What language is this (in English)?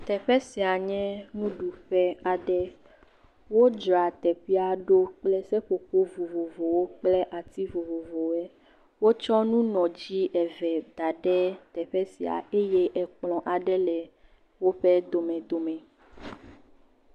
Ewe